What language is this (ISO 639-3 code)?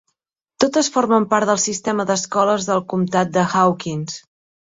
cat